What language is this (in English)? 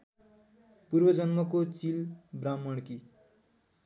Nepali